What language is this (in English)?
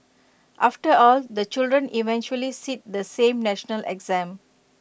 English